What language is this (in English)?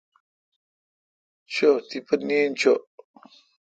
Kalkoti